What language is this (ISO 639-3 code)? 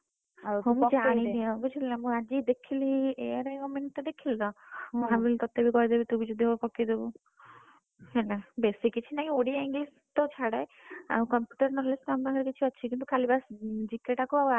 ori